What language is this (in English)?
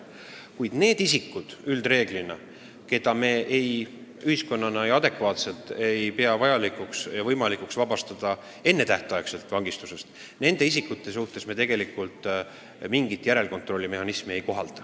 Estonian